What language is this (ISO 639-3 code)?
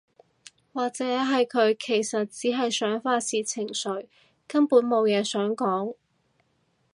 yue